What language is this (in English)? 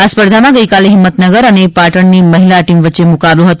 Gujarati